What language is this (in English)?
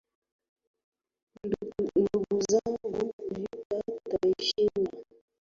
Swahili